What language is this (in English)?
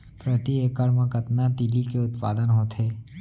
Chhattisgarhi